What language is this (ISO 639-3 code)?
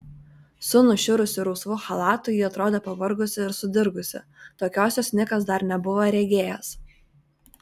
lit